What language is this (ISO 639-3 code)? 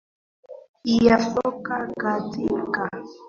swa